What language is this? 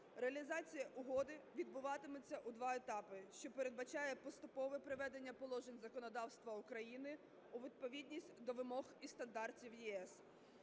Ukrainian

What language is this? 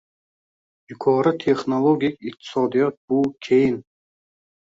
Uzbek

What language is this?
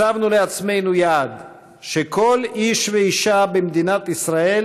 Hebrew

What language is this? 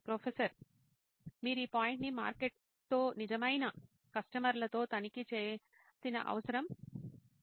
Telugu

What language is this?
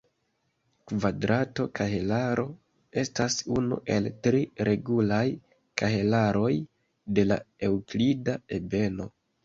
Esperanto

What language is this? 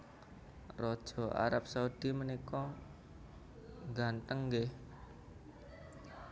Javanese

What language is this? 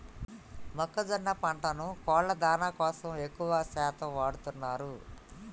Telugu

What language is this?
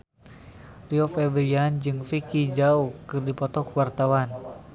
Sundanese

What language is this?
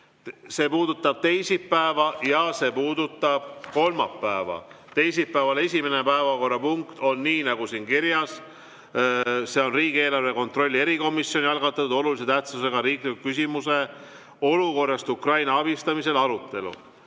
Estonian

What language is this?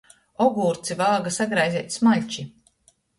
Latgalian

